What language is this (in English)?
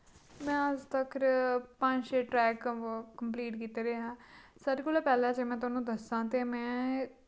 Dogri